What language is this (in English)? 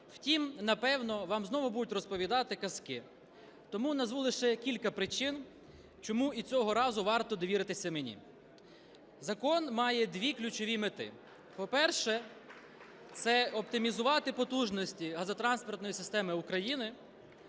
Ukrainian